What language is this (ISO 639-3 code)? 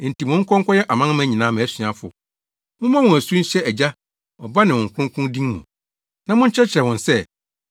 aka